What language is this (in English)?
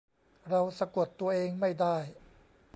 Thai